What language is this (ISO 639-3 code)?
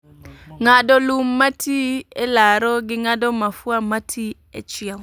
luo